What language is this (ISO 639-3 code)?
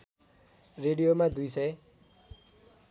nep